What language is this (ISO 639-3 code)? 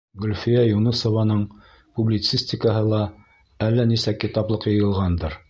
bak